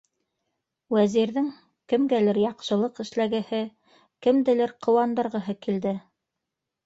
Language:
Bashkir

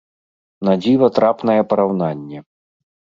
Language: Belarusian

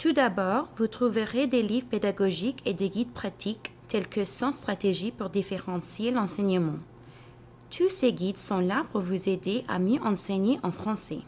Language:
French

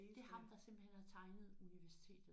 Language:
Danish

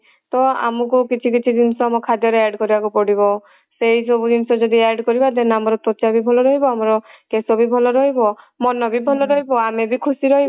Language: Odia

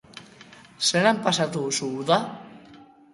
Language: Basque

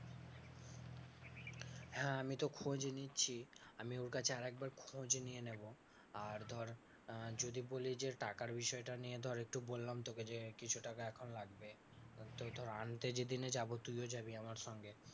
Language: Bangla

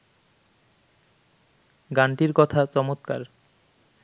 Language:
Bangla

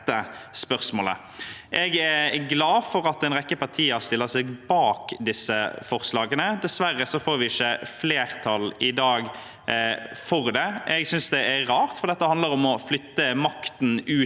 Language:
Norwegian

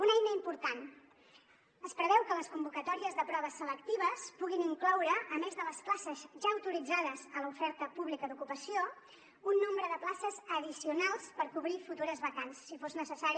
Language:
Catalan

